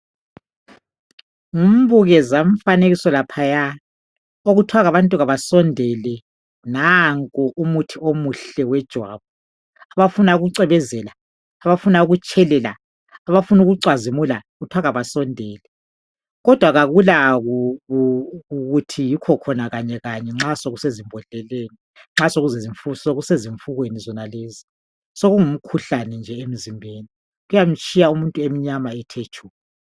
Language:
North Ndebele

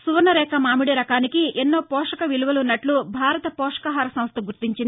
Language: Telugu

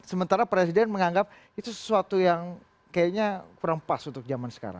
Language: Indonesian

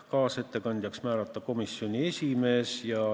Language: Estonian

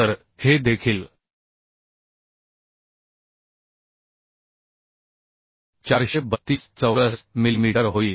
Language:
Marathi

